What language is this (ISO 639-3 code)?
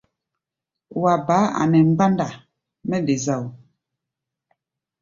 gba